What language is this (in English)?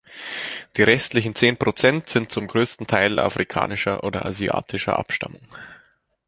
German